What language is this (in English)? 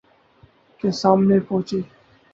Urdu